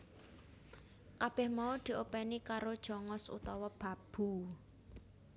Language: Javanese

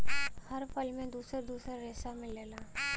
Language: Bhojpuri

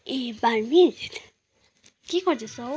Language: Nepali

